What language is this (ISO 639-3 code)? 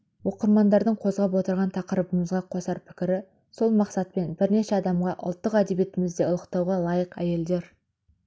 kaz